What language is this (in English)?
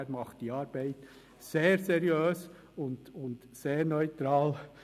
Swiss German